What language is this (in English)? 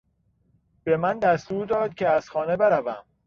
Persian